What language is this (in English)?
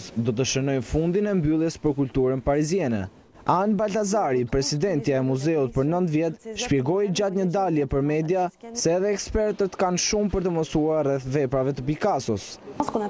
Romanian